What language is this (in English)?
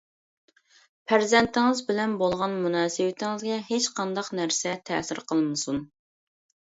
Uyghur